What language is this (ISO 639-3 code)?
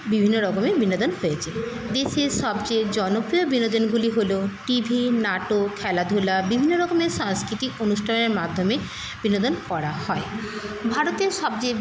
ben